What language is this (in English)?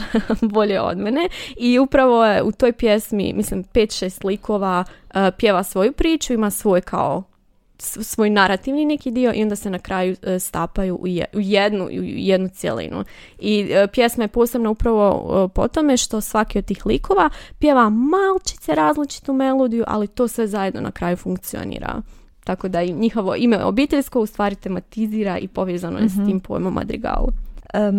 Croatian